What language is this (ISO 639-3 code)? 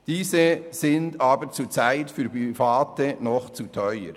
gsw